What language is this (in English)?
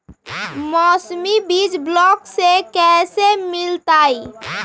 Magahi